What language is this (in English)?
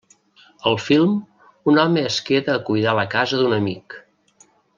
Catalan